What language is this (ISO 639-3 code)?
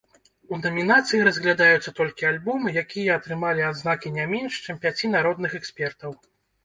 bel